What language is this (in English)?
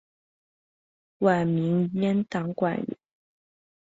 Chinese